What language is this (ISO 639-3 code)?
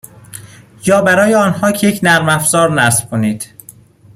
fas